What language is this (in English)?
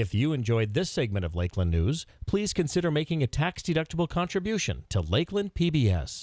English